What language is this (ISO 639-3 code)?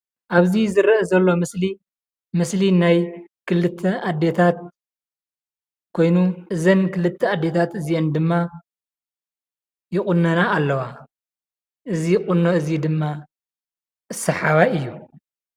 tir